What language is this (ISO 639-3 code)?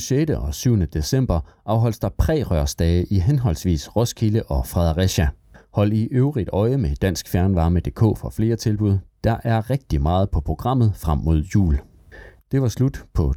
dan